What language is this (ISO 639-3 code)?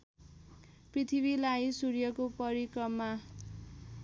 nep